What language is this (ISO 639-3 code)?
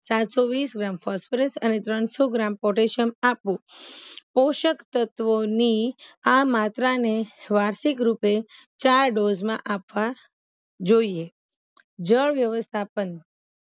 guj